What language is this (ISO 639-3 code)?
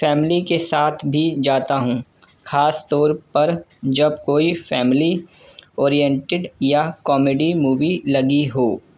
urd